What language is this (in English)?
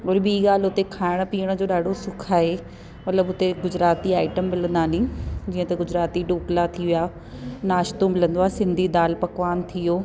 Sindhi